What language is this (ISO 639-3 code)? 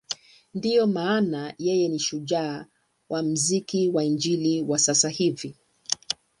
swa